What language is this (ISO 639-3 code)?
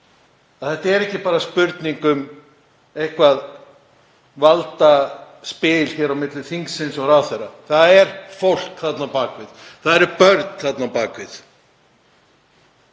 isl